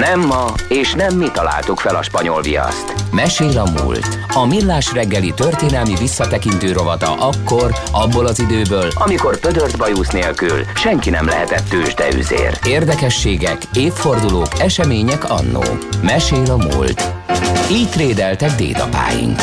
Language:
Hungarian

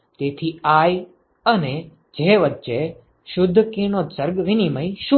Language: Gujarati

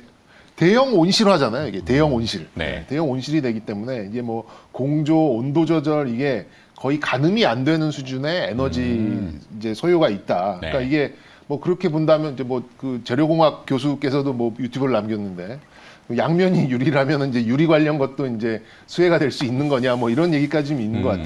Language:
Korean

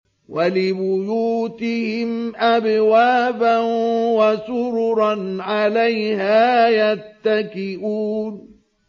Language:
Arabic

